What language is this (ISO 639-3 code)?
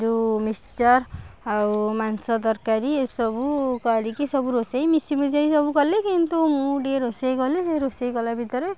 ori